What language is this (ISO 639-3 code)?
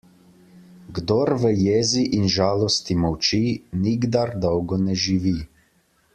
slv